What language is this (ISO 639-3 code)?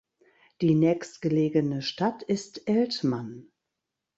deu